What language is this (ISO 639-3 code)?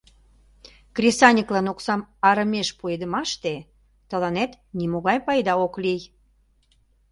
chm